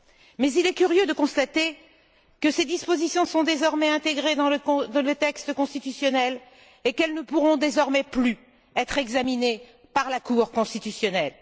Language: French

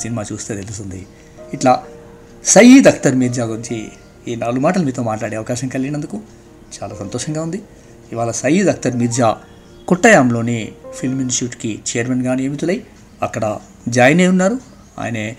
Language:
Telugu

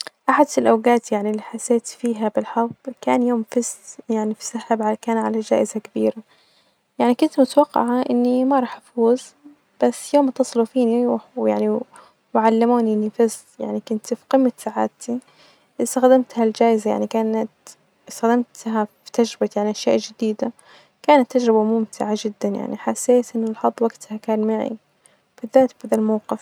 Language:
Najdi Arabic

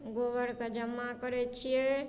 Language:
Maithili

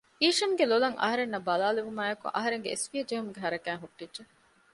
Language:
Divehi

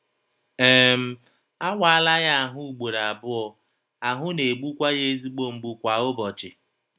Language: Igbo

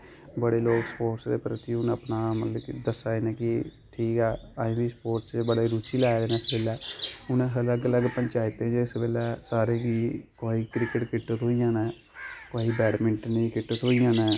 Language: Dogri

